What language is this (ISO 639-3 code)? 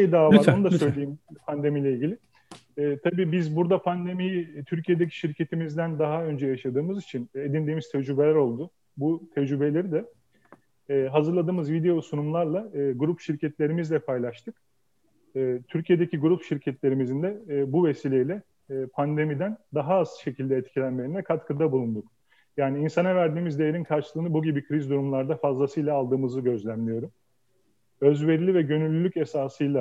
tur